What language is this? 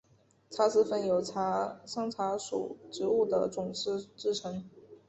Chinese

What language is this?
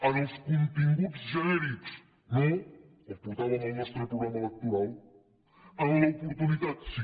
Catalan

